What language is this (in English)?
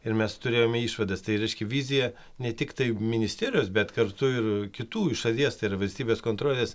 Lithuanian